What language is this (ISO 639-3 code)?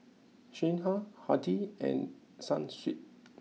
eng